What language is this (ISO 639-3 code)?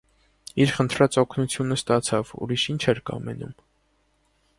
hye